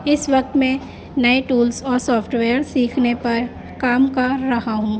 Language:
Urdu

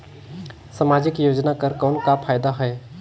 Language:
Chhattisgarhi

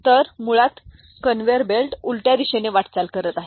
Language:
Marathi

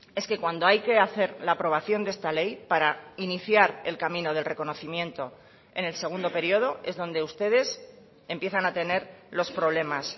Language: Spanish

